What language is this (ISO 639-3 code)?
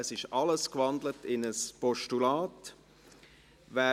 gsw